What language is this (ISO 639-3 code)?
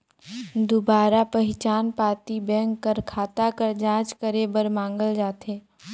hne